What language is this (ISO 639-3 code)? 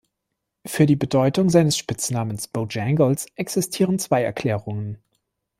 deu